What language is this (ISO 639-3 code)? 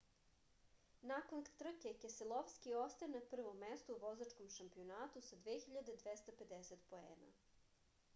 srp